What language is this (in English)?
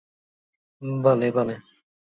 Central Kurdish